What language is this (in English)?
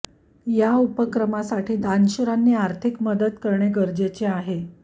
Marathi